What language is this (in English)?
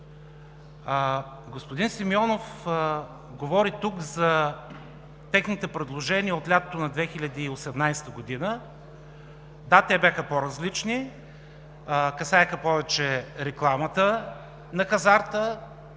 Bulgarian